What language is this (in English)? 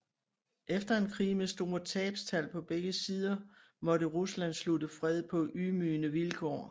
Danish